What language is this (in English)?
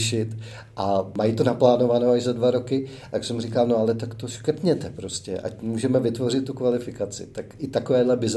Czech